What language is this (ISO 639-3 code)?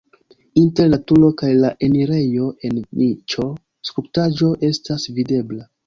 epo